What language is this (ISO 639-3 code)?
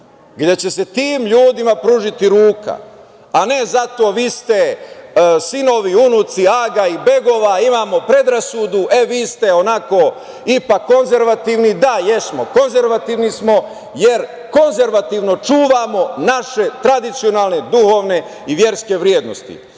srp